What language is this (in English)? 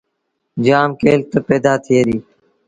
Sindhi Bhil